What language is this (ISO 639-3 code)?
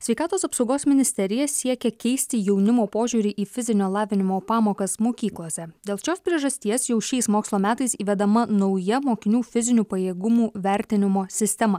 lit